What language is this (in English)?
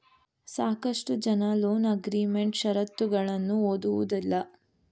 Kannada